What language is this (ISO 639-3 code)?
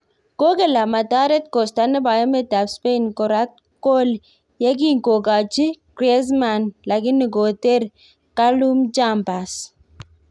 kln